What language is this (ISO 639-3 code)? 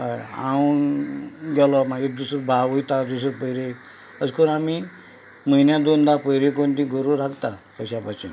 kok